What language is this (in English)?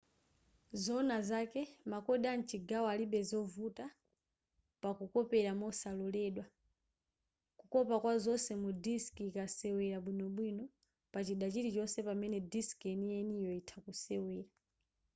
Nyanja